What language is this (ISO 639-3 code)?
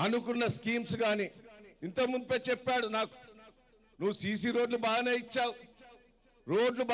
tur